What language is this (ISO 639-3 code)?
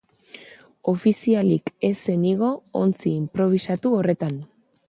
eus